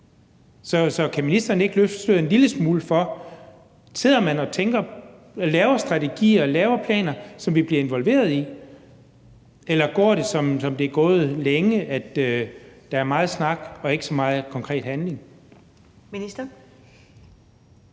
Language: Danish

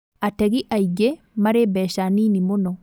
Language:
Kikuyu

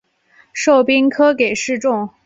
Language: Chinese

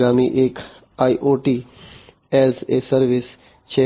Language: Gujarati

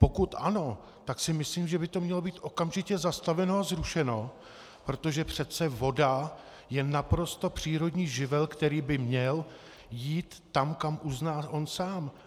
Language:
Czech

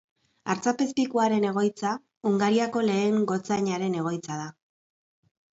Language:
Basque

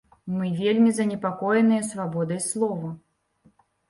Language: Belarusian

